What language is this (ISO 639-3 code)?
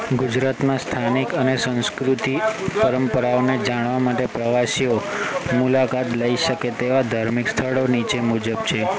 guj